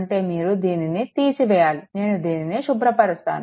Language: Telugu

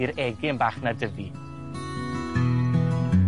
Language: Welsh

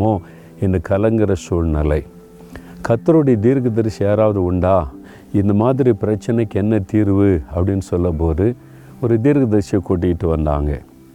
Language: Tamil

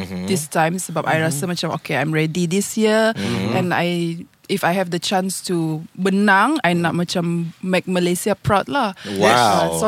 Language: Malay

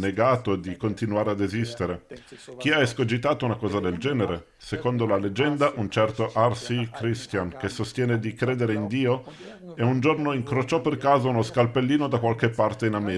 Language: Italian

